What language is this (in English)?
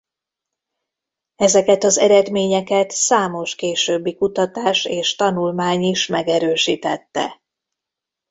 Hungarian